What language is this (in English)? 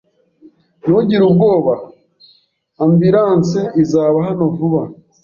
Kinyarwanda